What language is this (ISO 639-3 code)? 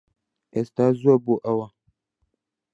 ckb